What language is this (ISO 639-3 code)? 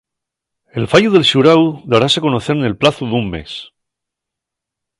ast